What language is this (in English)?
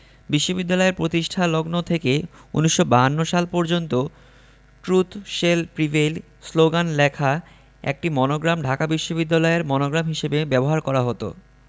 Bangla